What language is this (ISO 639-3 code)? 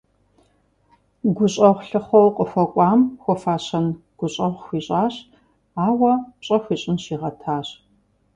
kbd